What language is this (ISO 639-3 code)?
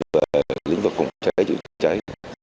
vie